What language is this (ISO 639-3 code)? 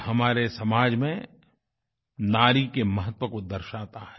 hin